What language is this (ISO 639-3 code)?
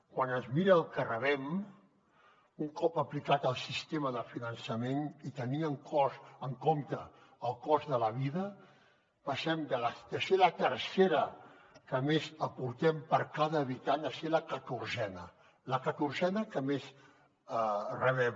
cat